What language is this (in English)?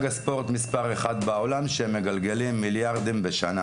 Hebrew